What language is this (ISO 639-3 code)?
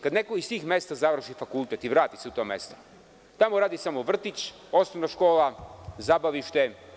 srp